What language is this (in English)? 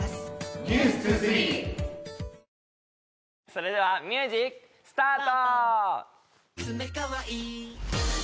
Japanese